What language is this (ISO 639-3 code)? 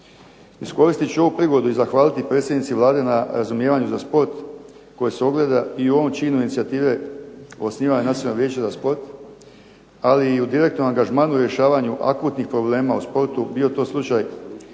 hrv